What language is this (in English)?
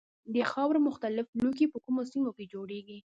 Pashto